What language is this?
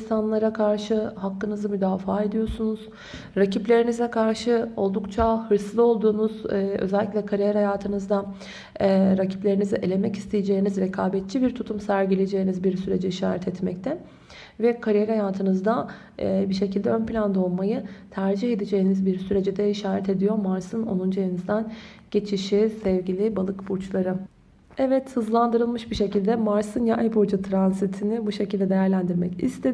Turkish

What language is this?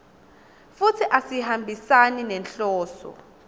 Swati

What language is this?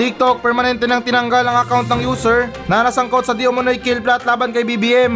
Filipino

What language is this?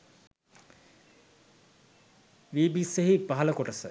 Sinhala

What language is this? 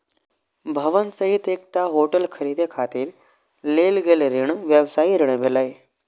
Maithili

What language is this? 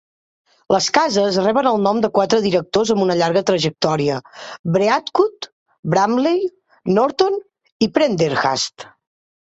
Catalan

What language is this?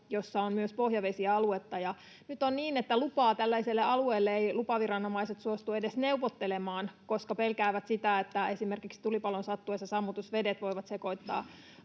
Finnish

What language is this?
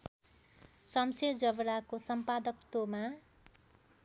Nepali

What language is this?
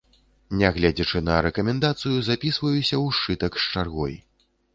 Belarusian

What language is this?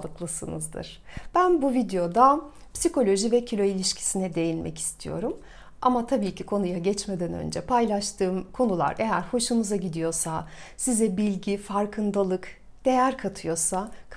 Turkish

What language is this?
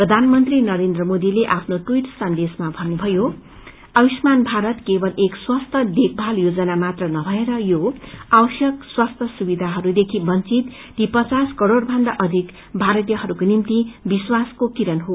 Nepali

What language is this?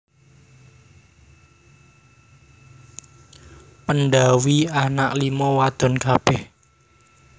Javanese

